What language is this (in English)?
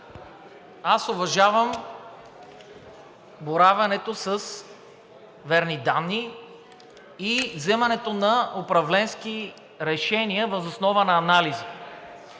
Bulgarian